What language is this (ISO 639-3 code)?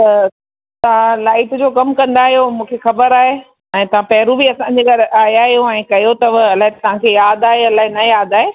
snd